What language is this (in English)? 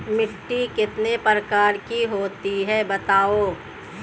Hindi